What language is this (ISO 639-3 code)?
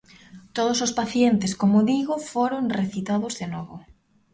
glg